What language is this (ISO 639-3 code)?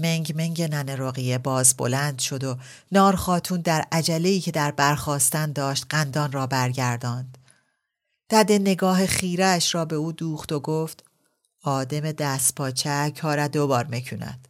fas